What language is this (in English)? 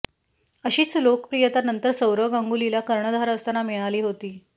Marathi